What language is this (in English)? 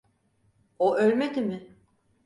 Turkish